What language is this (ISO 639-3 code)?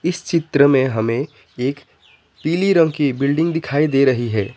hin